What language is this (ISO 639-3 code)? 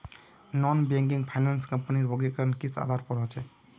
mag